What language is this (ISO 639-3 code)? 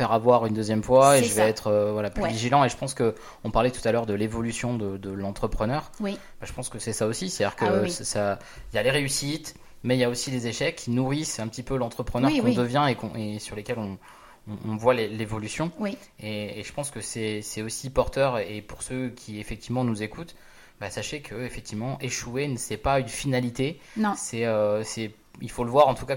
fra